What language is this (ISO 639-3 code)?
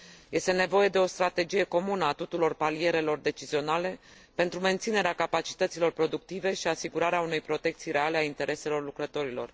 ron